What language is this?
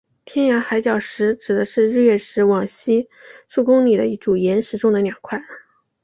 Chinese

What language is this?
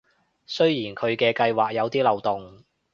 Cantonese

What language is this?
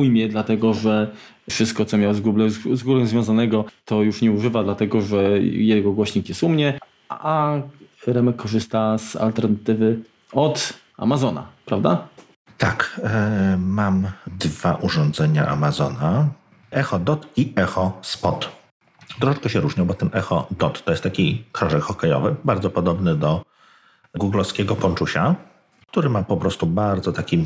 Polish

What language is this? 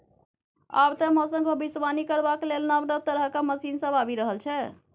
Maithili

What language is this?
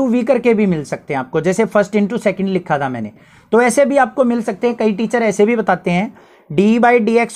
Hindi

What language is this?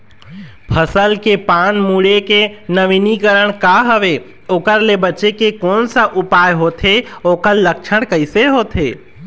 Chhattisgarhi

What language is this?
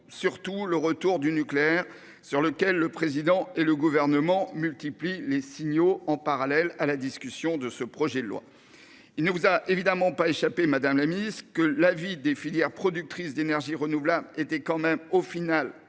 French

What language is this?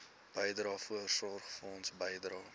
Afrikaans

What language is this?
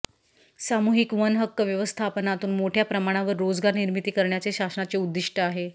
Marathi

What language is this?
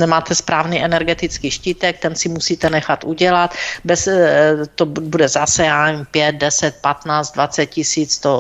Czech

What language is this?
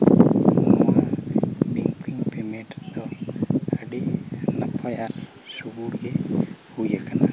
Santali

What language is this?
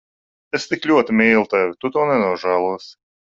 Latvian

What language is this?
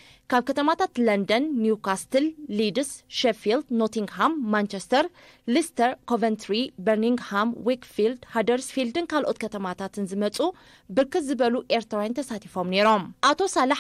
Arabic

